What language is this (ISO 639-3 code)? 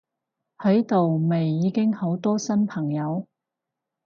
yue